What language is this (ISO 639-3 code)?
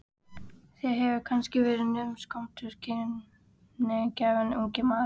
isl